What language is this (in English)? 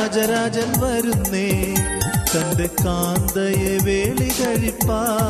Malayalam